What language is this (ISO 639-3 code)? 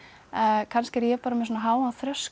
isl